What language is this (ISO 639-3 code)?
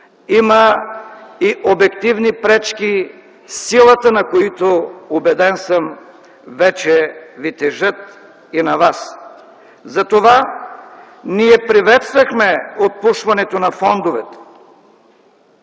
bul